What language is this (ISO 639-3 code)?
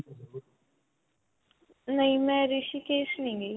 pan